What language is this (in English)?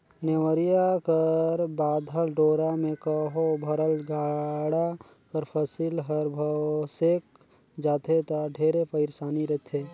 Chhattisgarhi